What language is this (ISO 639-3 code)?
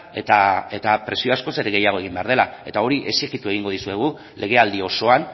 eus